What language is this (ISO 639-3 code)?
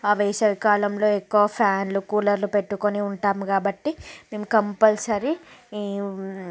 tel